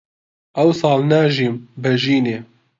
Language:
Central Kurdish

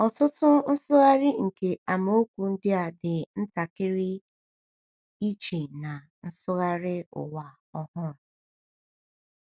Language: Igbo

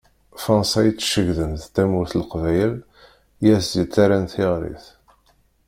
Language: Kabyle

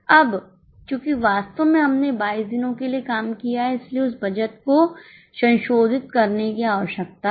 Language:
Hindi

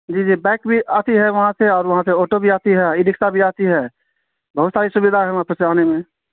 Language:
Urdu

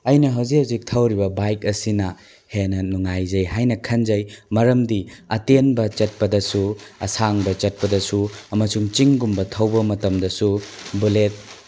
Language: Manipuri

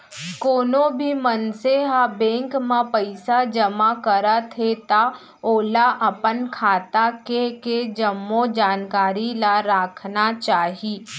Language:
Chhattisgarhi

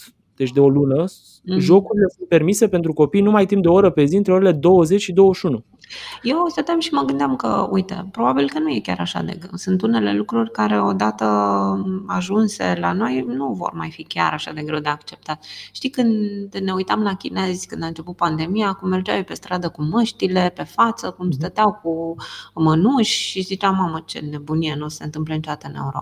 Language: Romanian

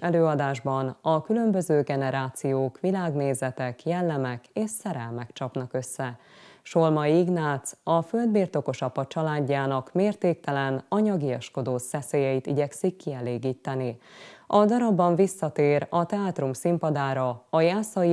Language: Hungarian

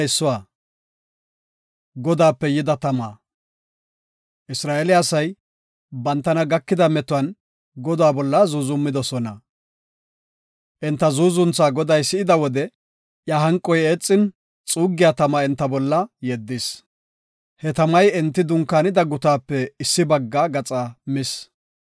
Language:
Gofa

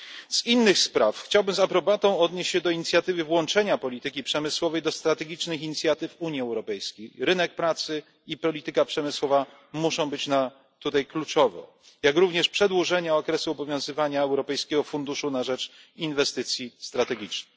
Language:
Polish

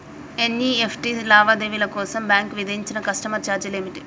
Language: Telugu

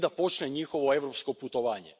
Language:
Croatian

